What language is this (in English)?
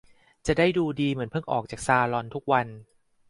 Thai